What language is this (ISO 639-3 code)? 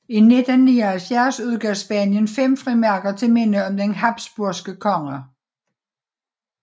dan